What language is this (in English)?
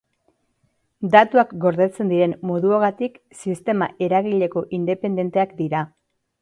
Basque